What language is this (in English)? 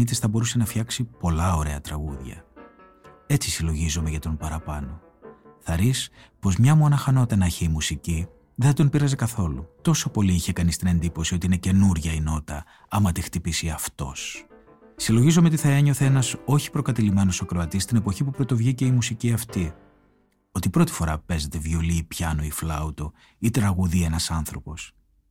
Greek